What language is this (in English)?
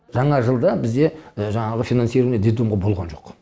Kazakh